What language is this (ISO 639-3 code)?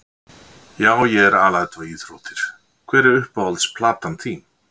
isl